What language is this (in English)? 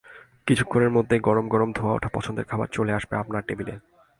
Bangla